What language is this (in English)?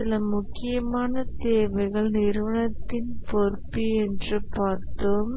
Tamil